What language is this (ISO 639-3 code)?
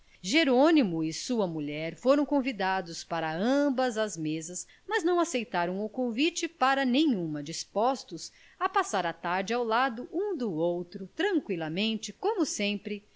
por